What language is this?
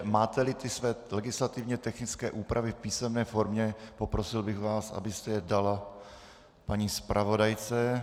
Czech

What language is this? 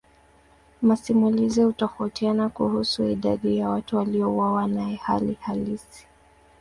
Swahili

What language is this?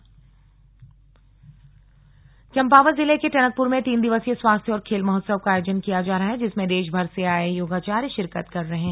Hindi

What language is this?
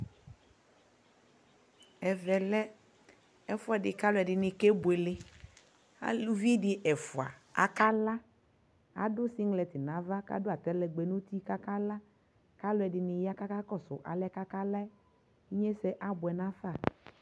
Ikposo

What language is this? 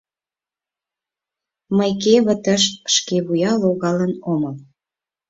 Mari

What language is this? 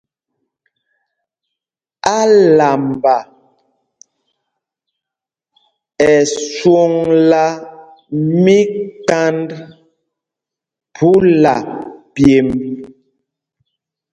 Mpumpong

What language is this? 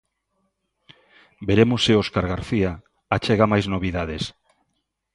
Galician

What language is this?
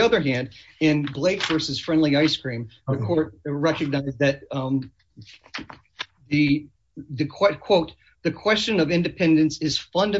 English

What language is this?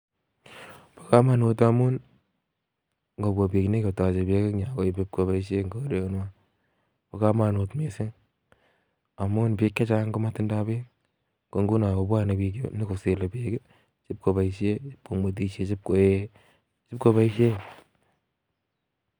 Kalenjin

